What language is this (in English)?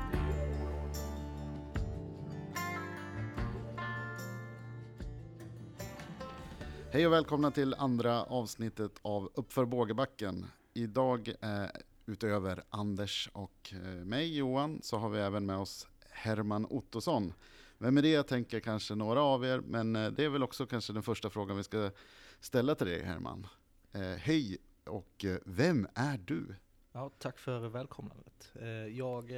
Swedish